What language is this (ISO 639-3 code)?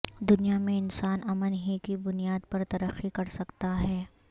urd